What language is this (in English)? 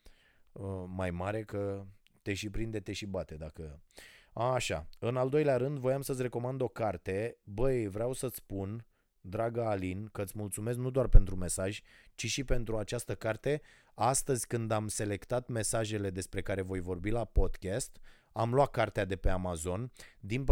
Romanian